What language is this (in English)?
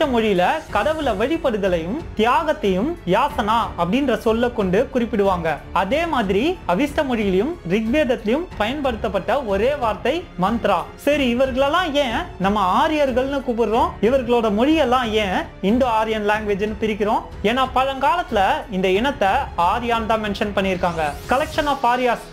Romanian